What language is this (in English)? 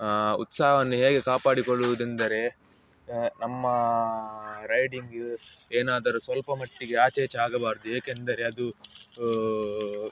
Kannada